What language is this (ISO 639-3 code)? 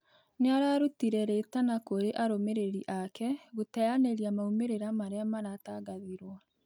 kik